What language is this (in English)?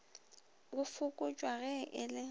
Northern Sotho